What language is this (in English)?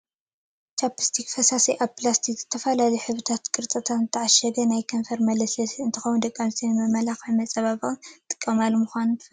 Tigrinya